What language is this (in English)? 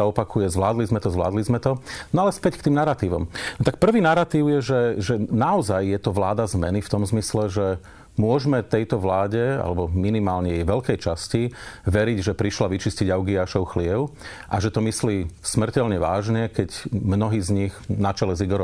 Slovak